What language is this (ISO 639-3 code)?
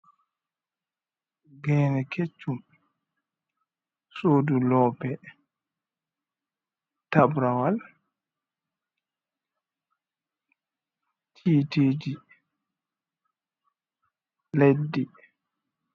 ful